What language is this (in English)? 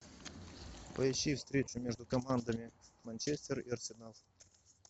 Russian